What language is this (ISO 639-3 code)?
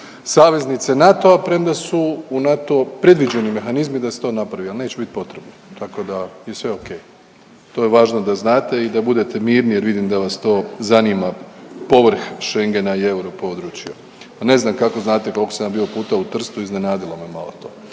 hrv